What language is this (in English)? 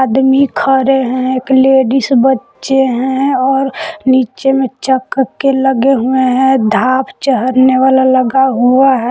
Hindi